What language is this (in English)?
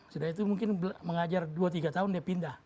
Indonesian